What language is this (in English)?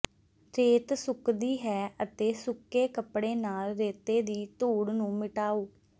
Punjabi